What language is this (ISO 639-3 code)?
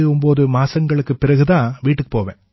tam